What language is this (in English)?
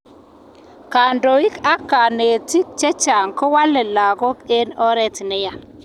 Kalenjin